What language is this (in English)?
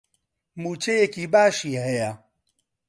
Central Kurdish